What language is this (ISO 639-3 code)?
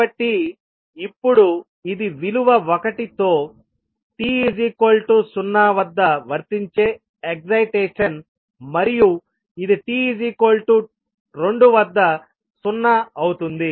tel